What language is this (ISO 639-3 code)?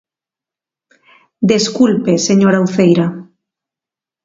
glg